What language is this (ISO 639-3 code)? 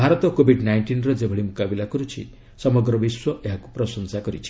ori